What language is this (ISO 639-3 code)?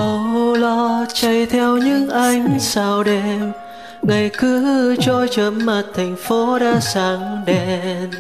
vie